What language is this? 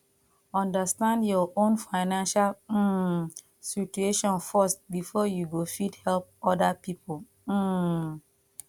Nigerian Pidgin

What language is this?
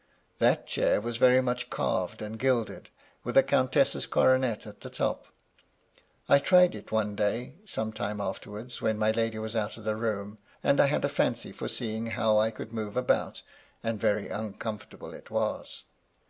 English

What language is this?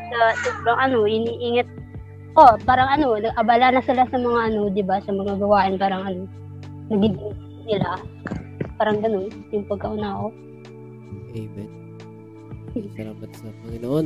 Filipino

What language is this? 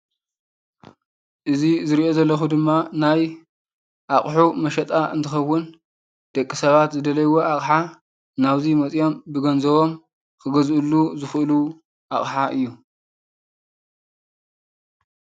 Tigrinya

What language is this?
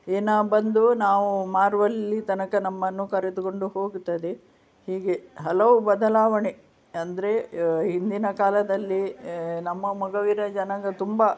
Kannada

